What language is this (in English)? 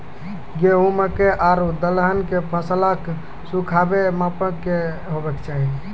Maithili